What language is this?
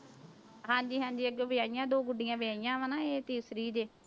Punjabi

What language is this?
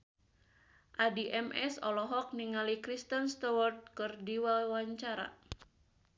Sundanese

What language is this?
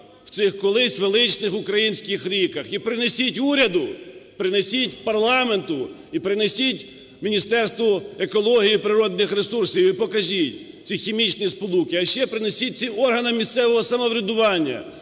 Ukrainian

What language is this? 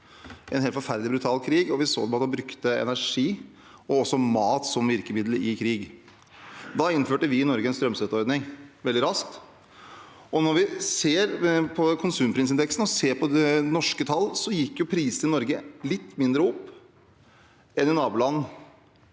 Norwegian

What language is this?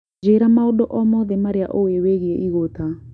Kikuyu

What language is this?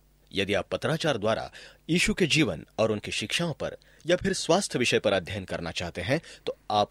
Hindi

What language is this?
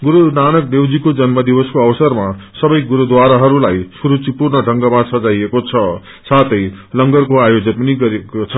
Nepali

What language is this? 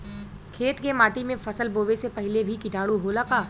Bhojpuri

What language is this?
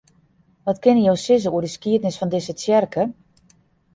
Western Frisian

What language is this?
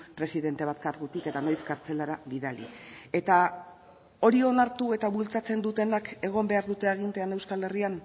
Basque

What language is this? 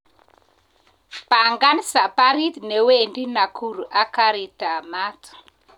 Kalenjin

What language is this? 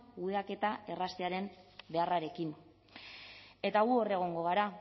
Basque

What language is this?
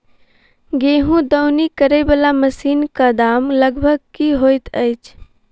Maithili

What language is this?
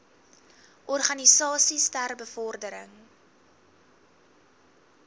Afrikaans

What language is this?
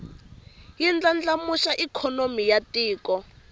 Tsonga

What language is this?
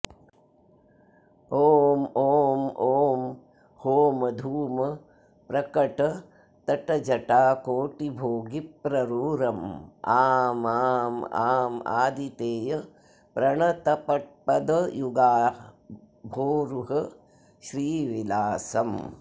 Sanskrit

